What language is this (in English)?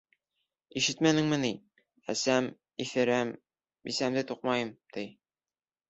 Bashkir